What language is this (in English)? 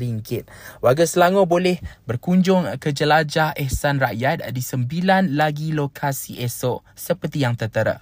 Malay